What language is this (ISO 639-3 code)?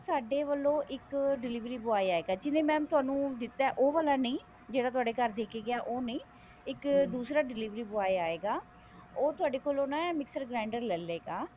pan